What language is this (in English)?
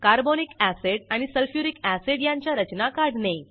Marathi